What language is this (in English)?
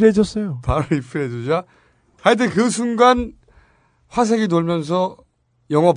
Korean